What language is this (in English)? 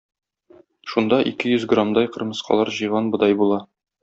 Tatar